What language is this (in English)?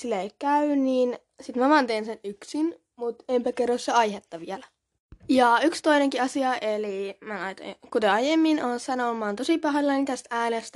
Finnish